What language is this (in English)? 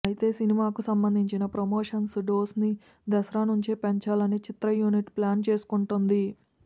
Telugu